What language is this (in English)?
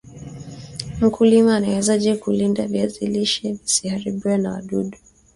Swahili